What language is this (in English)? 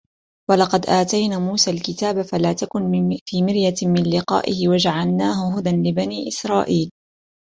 Arabic